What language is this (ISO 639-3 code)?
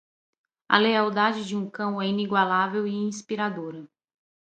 por